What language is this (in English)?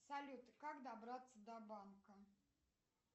Russian